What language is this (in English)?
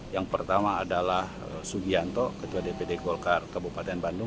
Indonesian